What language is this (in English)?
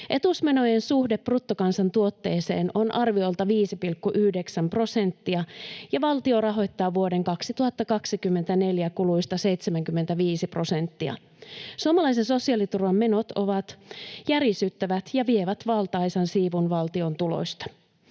Finnish